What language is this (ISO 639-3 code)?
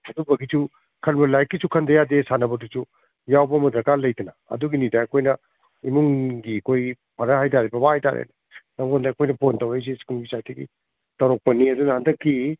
mni